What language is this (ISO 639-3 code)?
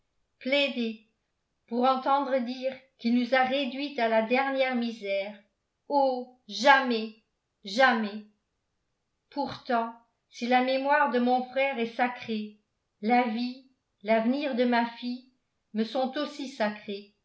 fra